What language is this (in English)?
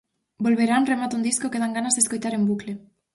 Galician